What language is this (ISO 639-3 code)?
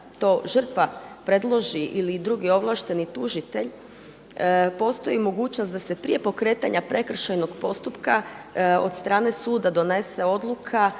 hrv